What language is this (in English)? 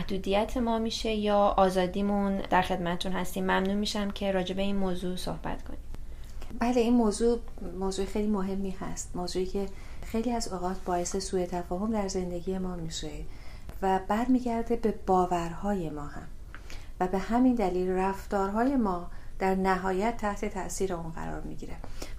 Persian